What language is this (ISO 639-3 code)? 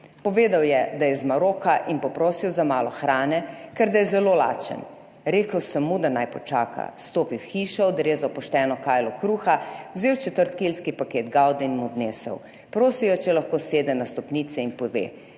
slv